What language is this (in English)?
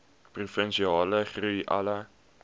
Afrikaans